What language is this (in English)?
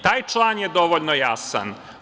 Serbian